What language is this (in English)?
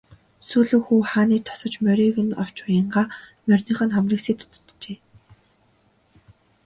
Mongolian